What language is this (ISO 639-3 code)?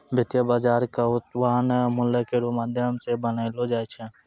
mai